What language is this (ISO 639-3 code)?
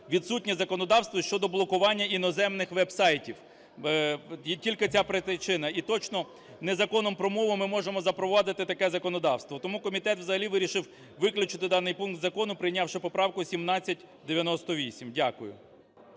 ukr